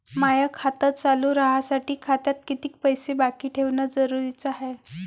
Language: Marathi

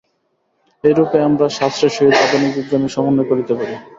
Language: Bangla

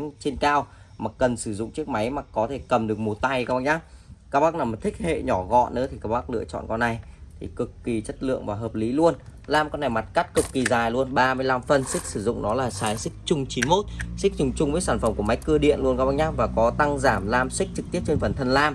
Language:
Vietnamese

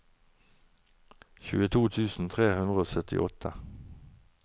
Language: Norwegian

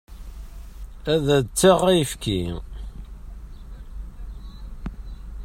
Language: Kabyle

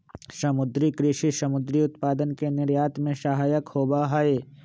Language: Magahi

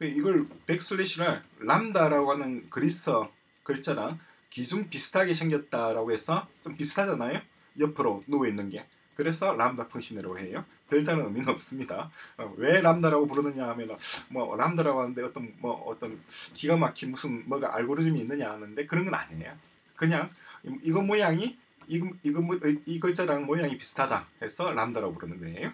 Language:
Korean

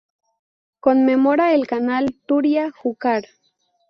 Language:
Spanish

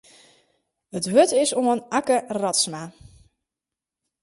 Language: Western Frisian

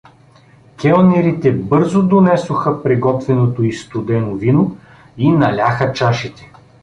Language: Bulgarian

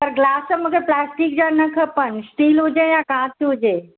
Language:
Sindhi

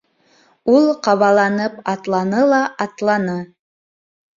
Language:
Bashkir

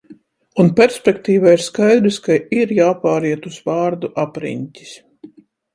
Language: Latvian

